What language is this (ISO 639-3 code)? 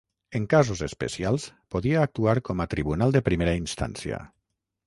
cat